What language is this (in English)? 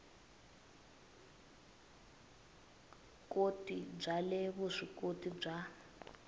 Tsonga